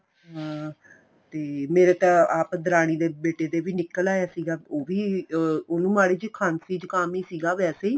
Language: Punjabi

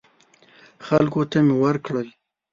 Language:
Pashto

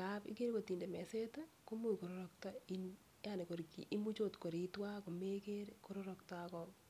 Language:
Kalenjin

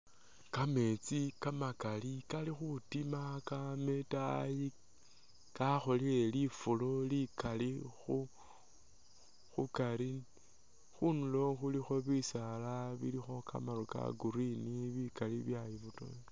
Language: Masaaba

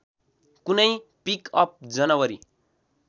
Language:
Nepali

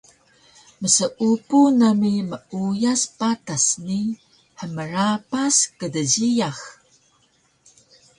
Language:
Taroko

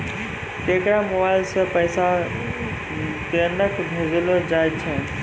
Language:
Maithili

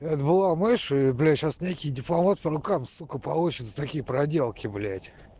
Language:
Russian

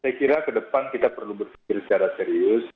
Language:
Indonesian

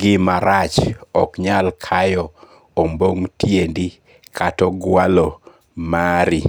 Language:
Luo (Kenya and Tanzania)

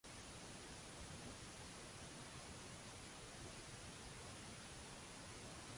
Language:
Maltese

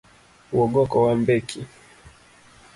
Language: Luo (Kenya and Tanzania)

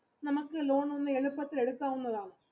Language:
Malayalam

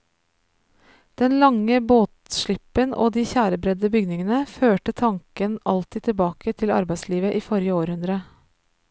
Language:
Norwegian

